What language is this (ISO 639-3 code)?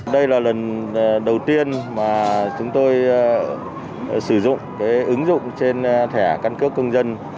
vie